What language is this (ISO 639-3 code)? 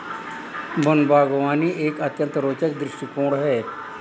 hin